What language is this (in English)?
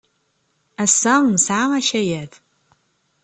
Kabyle